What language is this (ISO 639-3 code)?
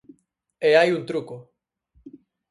glg